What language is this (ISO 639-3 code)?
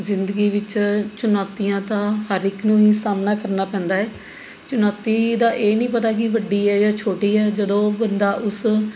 pan